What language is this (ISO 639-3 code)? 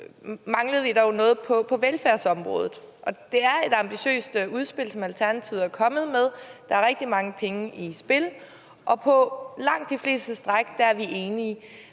dan